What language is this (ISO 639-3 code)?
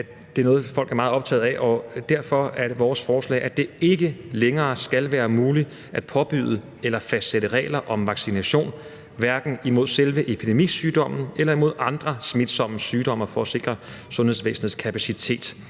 dan